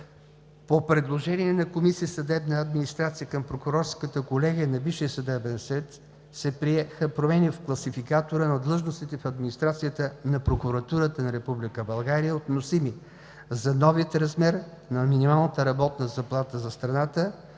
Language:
Bulgarian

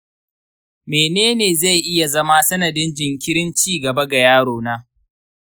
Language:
Hausa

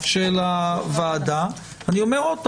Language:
Hebrew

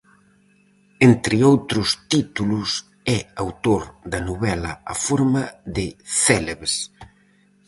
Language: Galician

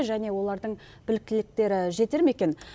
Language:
Kazakh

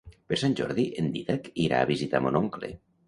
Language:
Catalan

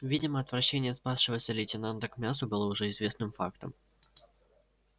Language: Russian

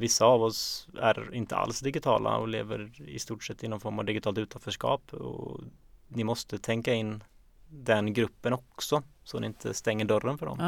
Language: Swedish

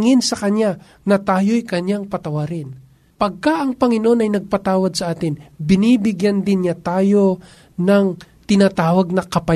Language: Filipino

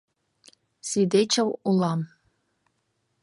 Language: Mari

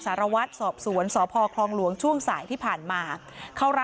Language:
Thai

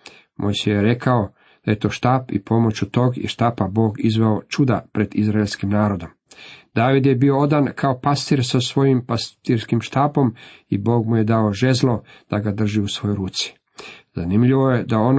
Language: Croatian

